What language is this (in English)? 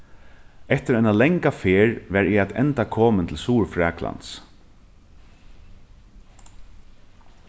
Faroese